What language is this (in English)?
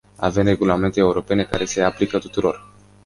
Romanian